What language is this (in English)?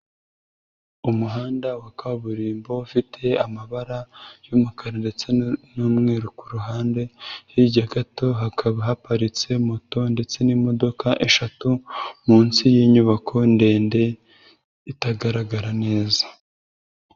Kinyarwanda